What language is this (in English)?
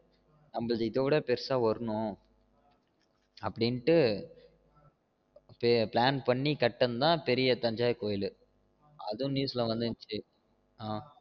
Tamil